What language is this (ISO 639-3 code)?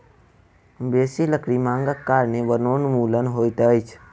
mai